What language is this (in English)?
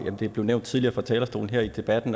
Danish